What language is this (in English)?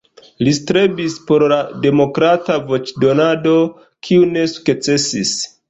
Esperanto